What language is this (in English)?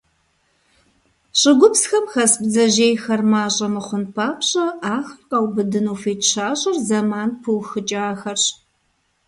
Kabardian